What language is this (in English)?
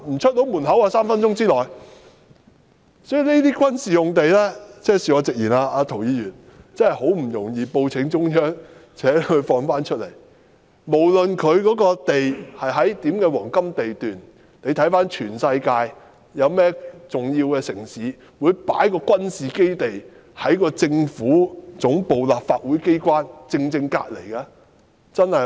Cantonese